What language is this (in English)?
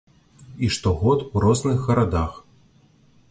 Belarusian